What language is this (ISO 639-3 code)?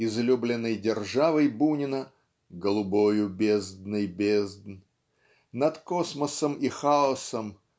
rus